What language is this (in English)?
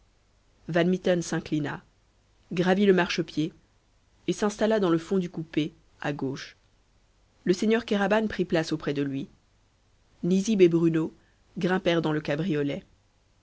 French